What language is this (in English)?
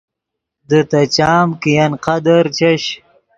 Yidgha